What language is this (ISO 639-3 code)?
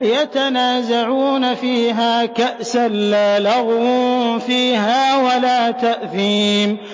ara